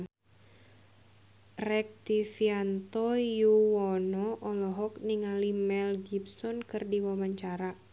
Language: Sundanese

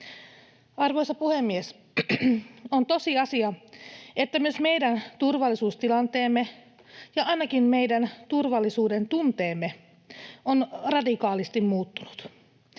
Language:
Finnish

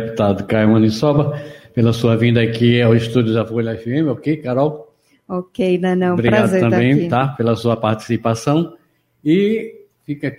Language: Portuguese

